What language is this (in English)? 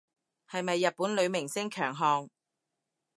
Cantonese